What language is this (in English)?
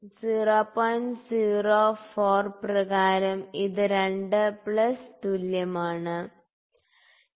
Malayalam